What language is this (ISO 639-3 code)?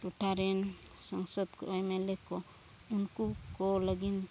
sat